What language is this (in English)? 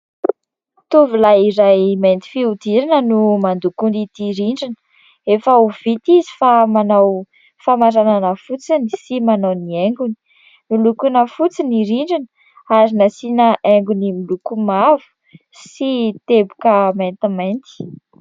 Malagasy